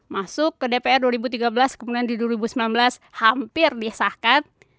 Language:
Indonesian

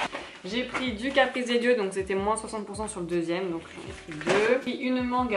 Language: French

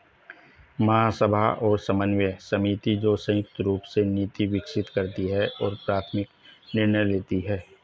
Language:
Hindi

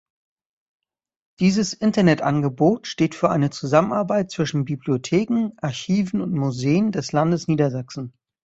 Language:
German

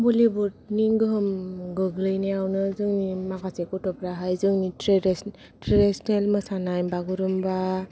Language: Bodo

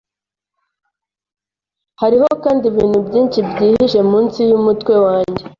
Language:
Kinyarwanda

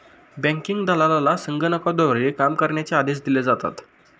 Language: Marathi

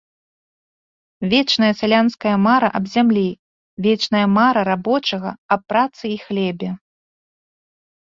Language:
Belarusian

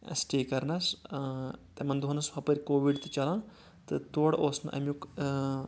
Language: Kashmiri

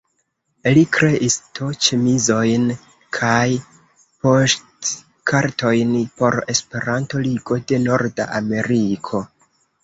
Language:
Esperanto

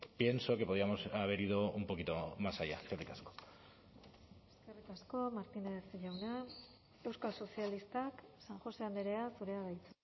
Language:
Basque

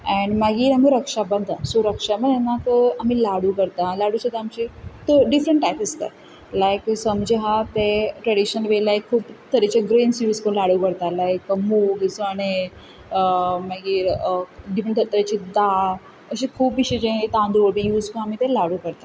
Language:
Konkani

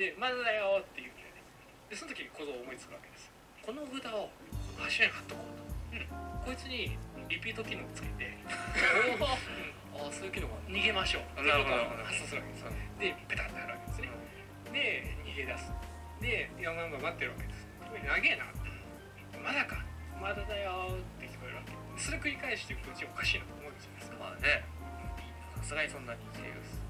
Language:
Japanese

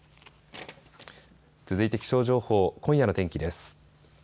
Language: Japanese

